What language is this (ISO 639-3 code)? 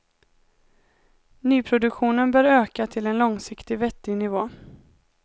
swe